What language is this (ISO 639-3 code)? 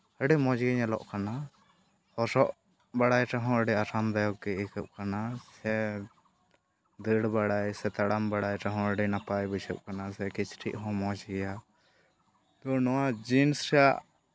sat